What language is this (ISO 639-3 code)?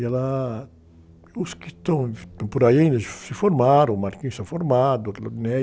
por